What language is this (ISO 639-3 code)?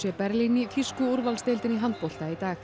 isl